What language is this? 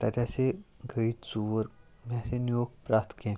Kashmiri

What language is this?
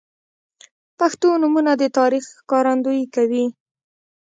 Pashto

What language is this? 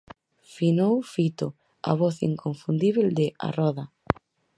Galician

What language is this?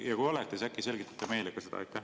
Estonian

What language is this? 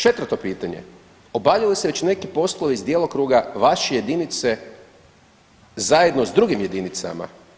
Croatian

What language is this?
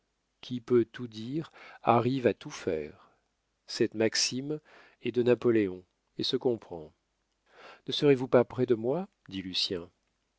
French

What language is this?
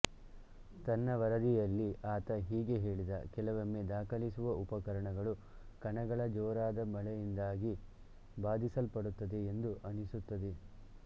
Kannada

